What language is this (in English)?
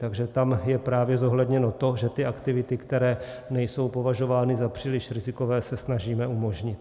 Czech